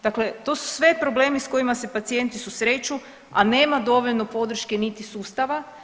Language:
Croatian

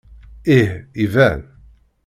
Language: Kabyle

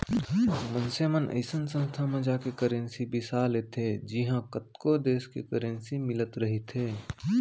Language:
Chhattisgarhi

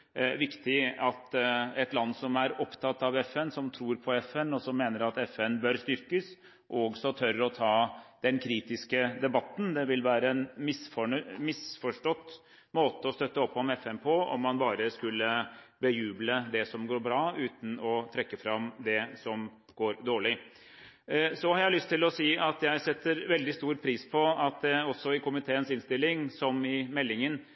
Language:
Norwegian Bokmål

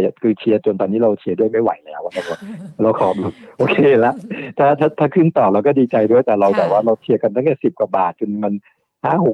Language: Thai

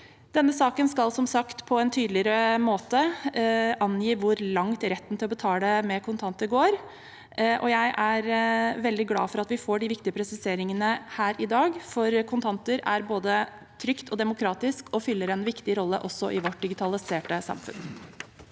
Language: Norwegian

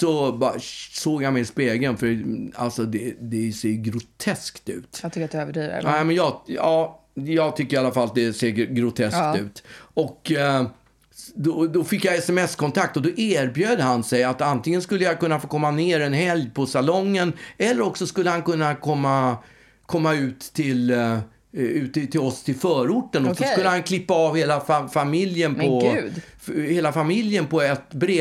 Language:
Swedish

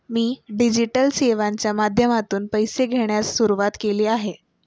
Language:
Marathi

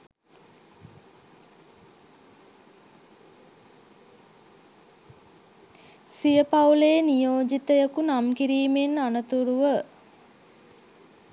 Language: Sinhala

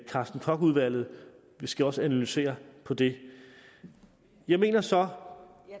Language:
Danish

